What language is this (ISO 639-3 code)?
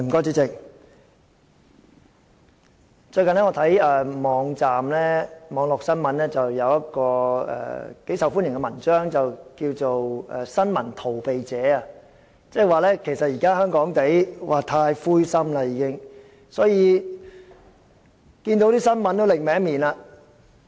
yue